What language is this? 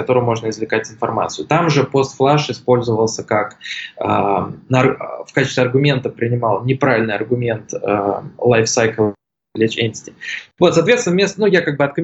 Russian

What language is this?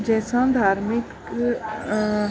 Sindhi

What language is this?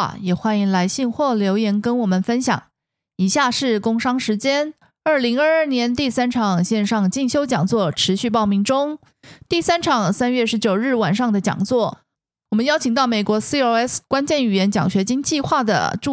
Chinese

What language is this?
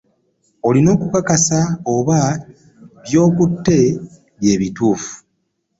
Ganda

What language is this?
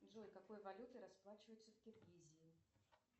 Russian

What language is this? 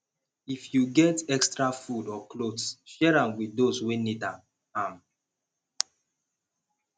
Nigerian Pidgin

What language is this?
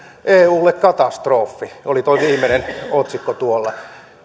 Finnish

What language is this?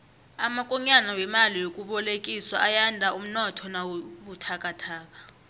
South Ndebele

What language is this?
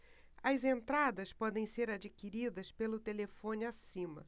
Portuguese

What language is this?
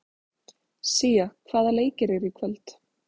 Icelandic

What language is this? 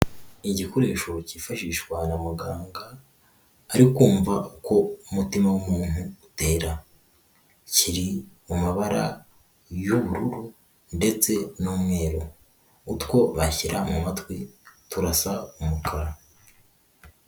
Kinyarwanda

